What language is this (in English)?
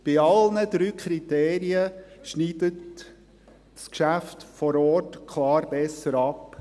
Swiss German